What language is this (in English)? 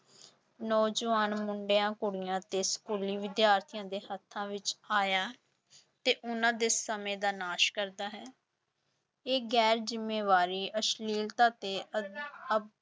Punjabi